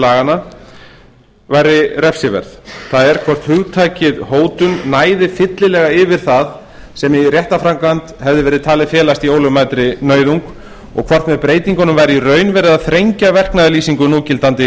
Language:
Icelandic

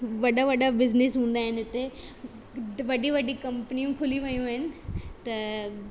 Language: Sindhi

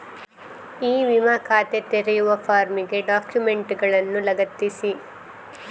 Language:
Kannada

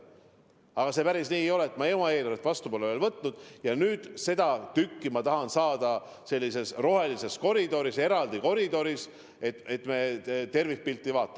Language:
Estonian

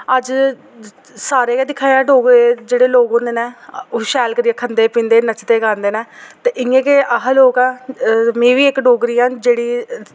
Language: Dogri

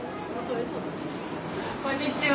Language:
Japanese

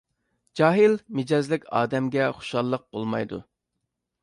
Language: Uyghur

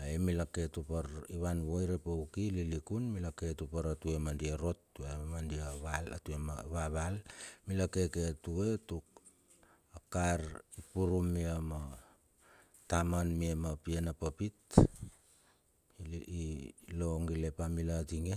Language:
Bilur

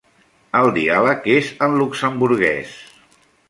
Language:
Catalan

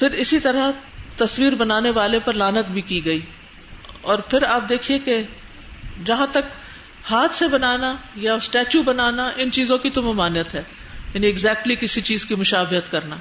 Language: Urdu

